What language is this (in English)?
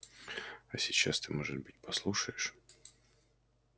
Russian